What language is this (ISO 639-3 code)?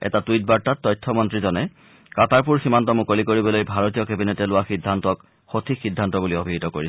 asm